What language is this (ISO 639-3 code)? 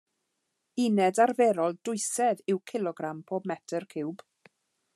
cym